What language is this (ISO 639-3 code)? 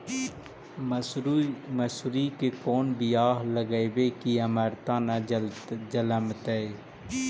mag